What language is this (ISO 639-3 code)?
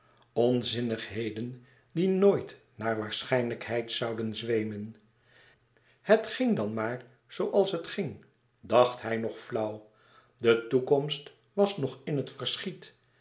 nld